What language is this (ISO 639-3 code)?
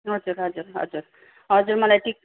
nep